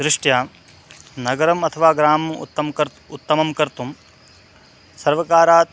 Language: Sanskrit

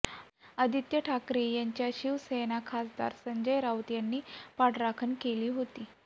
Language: Marathi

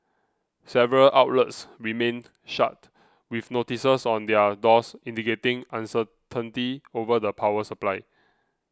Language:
English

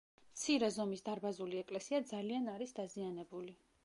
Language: Georgian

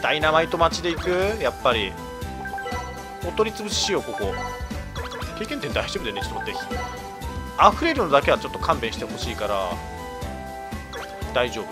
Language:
Japanese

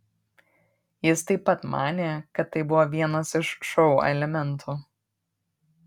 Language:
Lithuanian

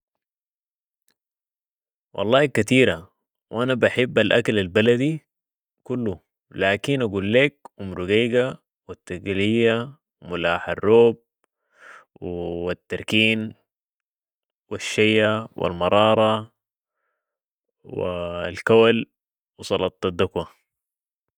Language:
Sudanese Arabic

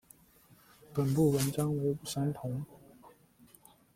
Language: Chinese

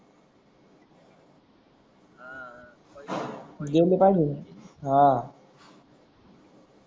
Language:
Marathi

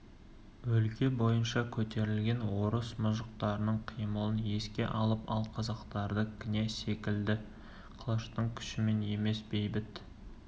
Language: Kazakh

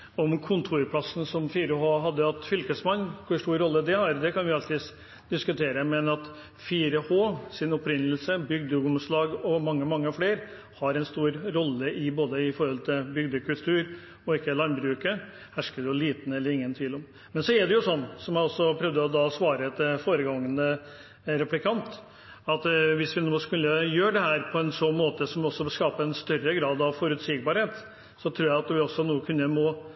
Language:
Norwegian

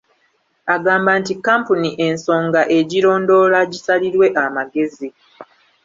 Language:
Ganda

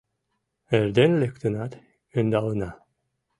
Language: Mari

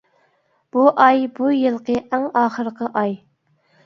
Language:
Uyghur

